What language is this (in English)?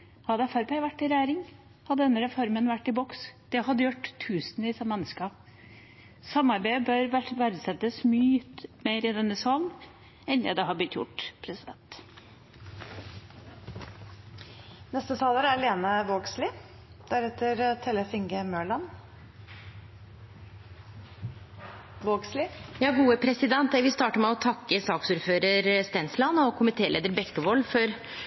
Norwegian